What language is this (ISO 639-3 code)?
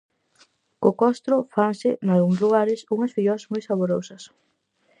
glg